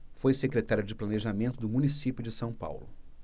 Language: Portuguese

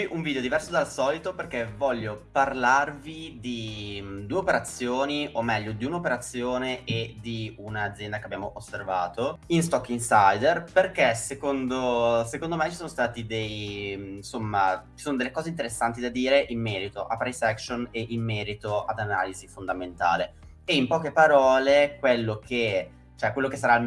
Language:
Italian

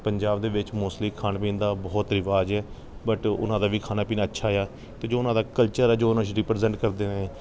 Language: Punjabi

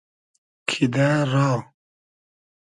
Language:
Hazaragi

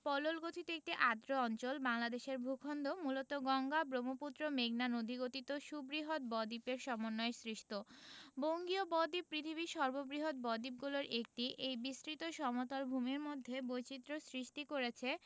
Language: Bangla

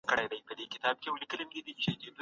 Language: Pashto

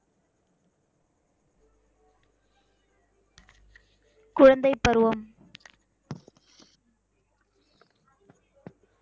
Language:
Tamil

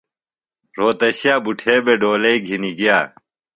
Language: Phalura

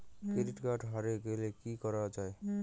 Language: Bangla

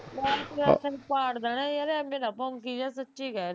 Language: Punjabi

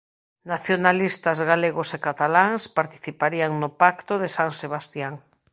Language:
Galician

